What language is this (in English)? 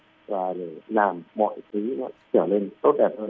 Vietnamese